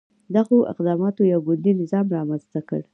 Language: Pashto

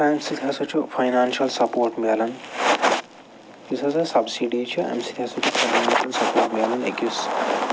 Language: Kashmiri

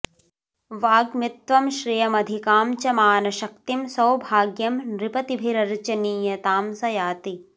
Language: Sanskrit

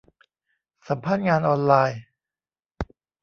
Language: Thai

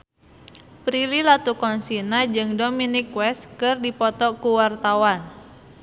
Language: Sundanese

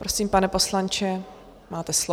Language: Czech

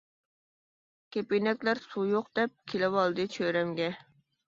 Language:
Uyghur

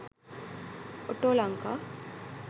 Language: Sinhala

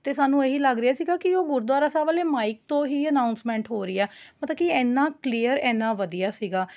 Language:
Punjabi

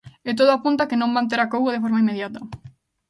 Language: Galician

